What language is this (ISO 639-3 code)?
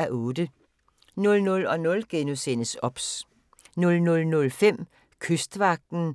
dan